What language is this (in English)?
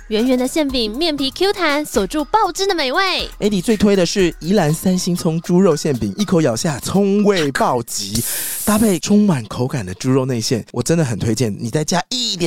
Chinese